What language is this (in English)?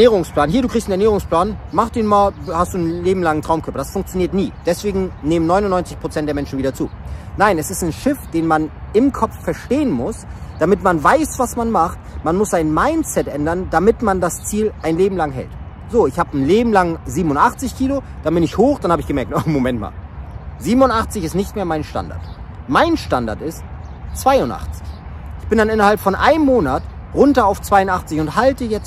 German